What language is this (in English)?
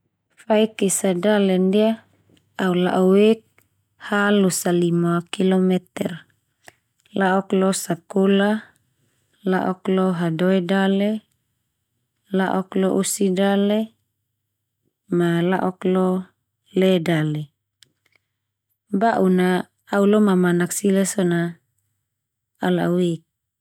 Termanu